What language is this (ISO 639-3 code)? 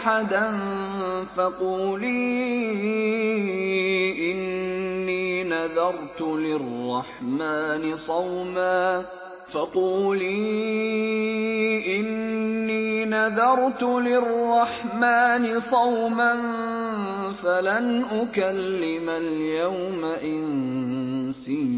ara